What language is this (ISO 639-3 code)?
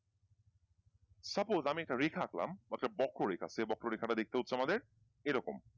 ben